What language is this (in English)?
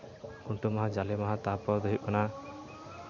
Santali